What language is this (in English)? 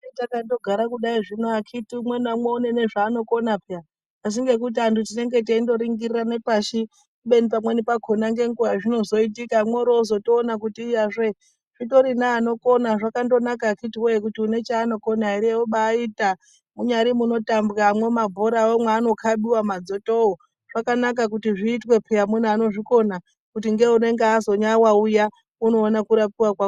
Ndau